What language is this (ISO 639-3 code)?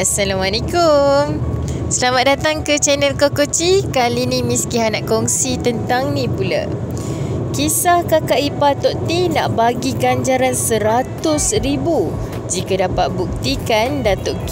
msa